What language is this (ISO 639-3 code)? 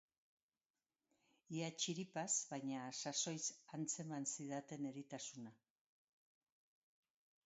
eus